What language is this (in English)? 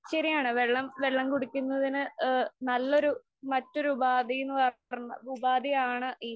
Malayalam